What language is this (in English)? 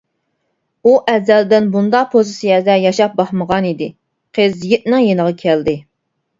Uyghur